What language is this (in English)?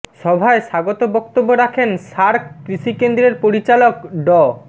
Bangla